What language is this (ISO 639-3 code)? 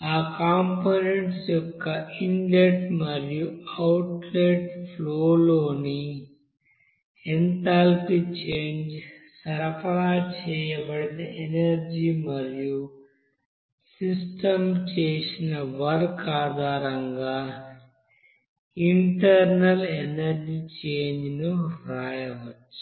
tel